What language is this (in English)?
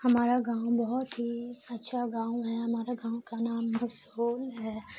Urdu